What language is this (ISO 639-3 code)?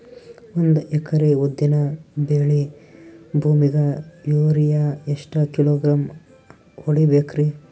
kan